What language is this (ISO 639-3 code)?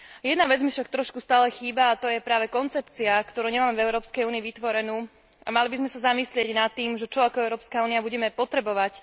slk